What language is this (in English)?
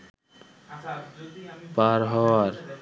Bangla